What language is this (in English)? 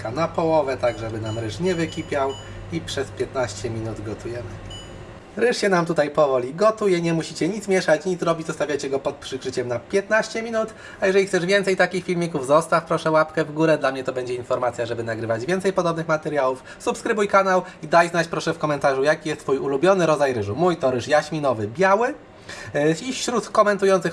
Polish